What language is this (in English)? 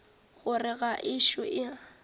Northern Sotho